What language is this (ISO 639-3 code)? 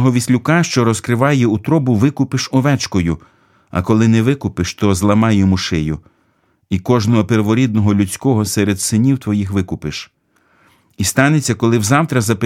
ukr